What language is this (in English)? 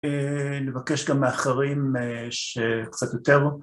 Hebrew